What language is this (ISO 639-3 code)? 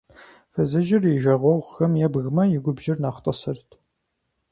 kbd